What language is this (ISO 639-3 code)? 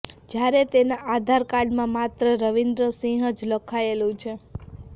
guj